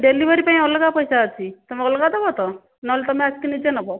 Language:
Odia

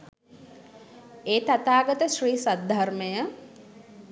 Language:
Sinhala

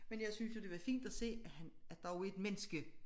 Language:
Danish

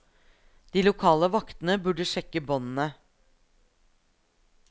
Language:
Norwegian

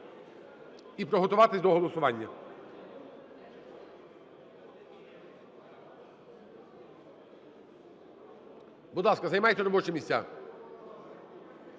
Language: Ukrainian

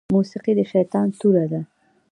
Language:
Pashto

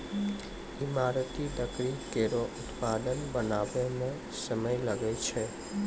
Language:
Maithili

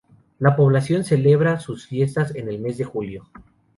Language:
Spanish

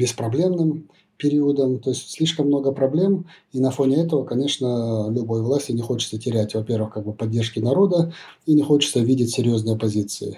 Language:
Russian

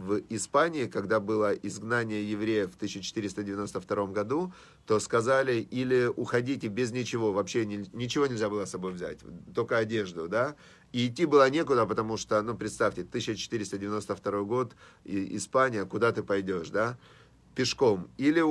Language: Russian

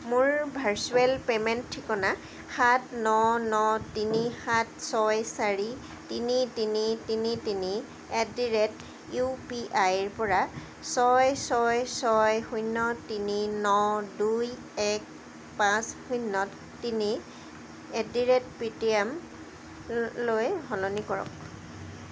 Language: Assamese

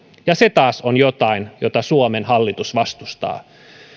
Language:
Finnish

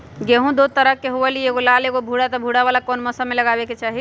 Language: Magahi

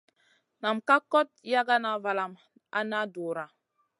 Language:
Masana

